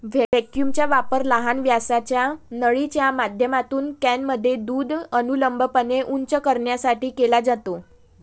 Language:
Marathi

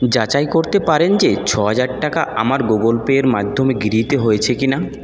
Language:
Bangla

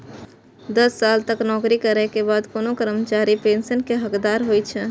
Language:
Maithili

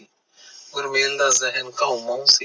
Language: Punjabi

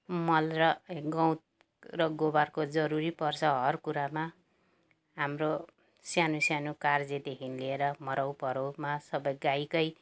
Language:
Nepali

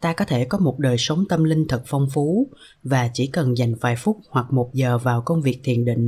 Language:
Vietnamese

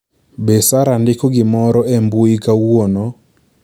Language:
Luo (Kenya and Tanzania)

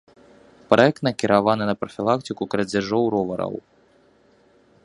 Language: Belarusian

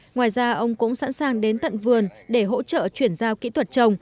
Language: Vietnamese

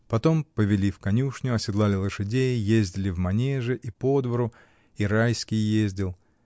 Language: Russian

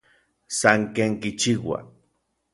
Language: Orizaba Nahuatl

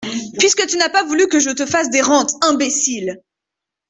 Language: French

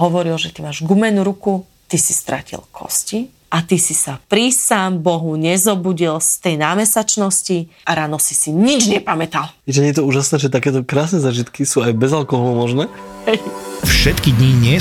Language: Slovak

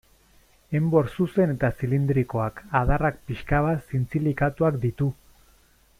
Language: Basque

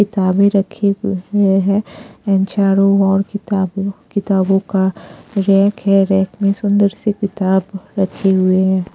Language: Hindi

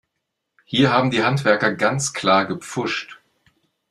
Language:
German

